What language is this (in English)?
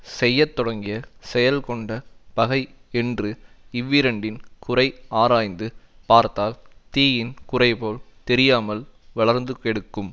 Tamil